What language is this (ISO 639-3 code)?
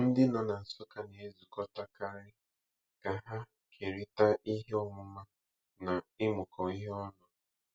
ibo